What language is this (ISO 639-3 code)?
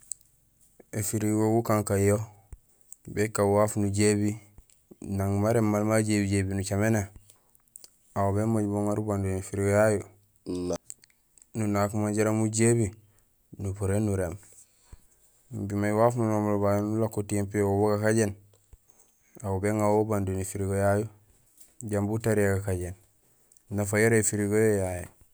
gsl